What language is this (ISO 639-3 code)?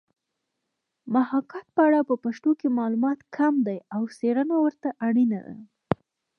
pus